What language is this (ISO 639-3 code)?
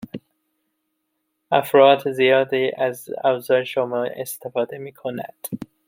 fas